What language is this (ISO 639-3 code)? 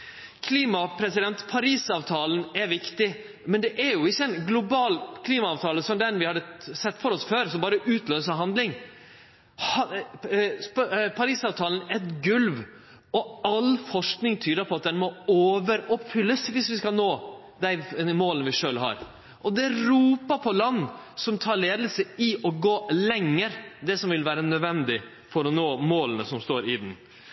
nno